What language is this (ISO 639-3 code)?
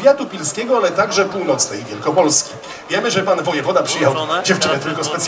pol